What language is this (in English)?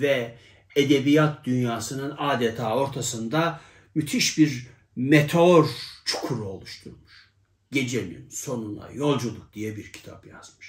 Turkish